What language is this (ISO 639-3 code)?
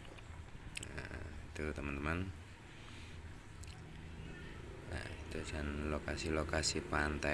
ind